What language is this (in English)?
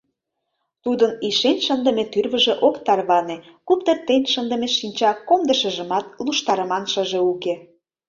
Mari